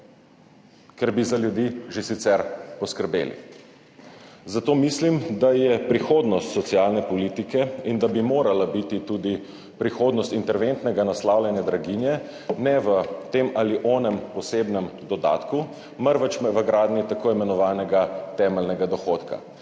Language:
Slovenian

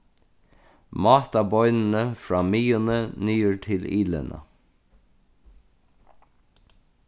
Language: Faroese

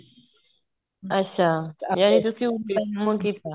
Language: Punjabi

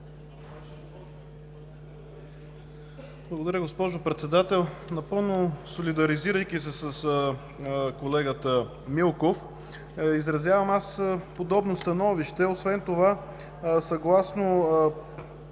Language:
Bulgarian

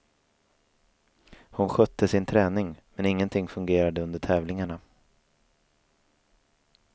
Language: Swedish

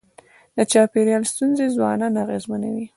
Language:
Pashto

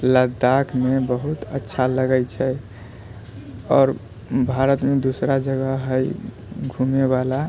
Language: Maithili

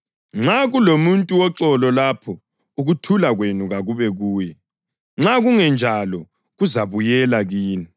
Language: North Ndebele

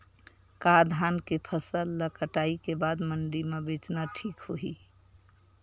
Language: Chhattisgarhi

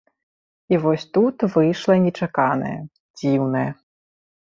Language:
Belarusian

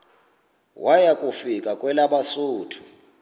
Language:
Xhosa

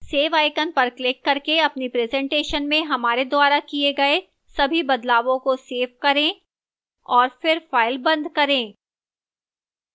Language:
Hindi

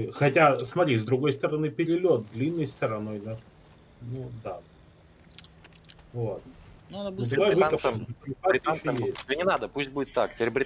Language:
Russian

